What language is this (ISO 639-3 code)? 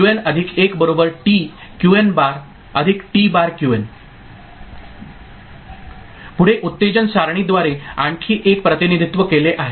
mar